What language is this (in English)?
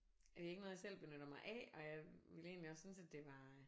Danish